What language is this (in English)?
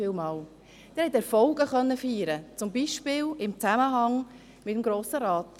Swiss German